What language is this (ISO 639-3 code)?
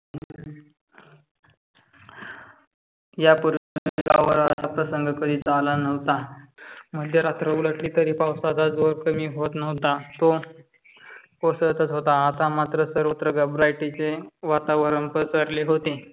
mar